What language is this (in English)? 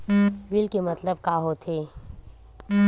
Chhattisgarhi